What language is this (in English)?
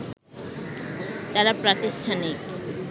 Bangla